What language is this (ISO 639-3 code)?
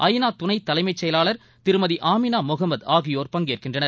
tam